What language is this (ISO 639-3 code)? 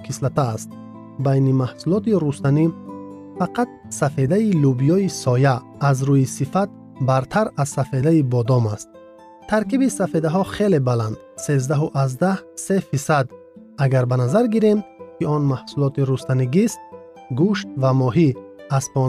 fas